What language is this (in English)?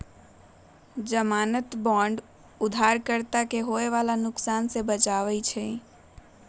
Magahi